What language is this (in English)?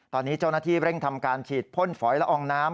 Thai